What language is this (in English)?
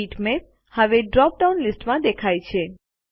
Gujarati